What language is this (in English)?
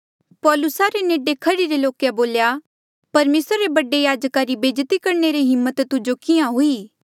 Mandeali